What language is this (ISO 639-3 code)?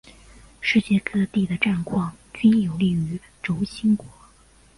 zho